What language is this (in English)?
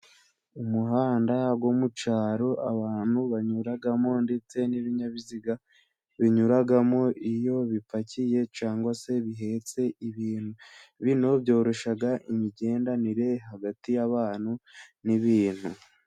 Kinyarwanda